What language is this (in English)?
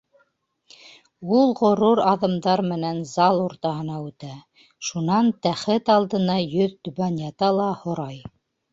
Bashkir